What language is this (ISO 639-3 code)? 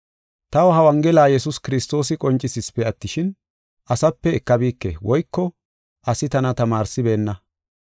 gof